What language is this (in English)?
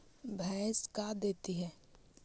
Magahi